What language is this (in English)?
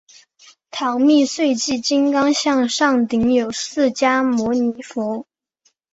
Chinese